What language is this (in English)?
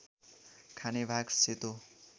Nepali